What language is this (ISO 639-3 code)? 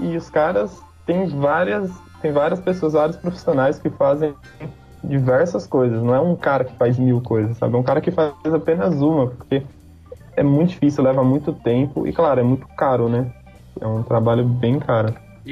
por